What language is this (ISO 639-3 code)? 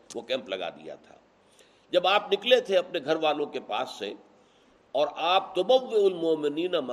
urd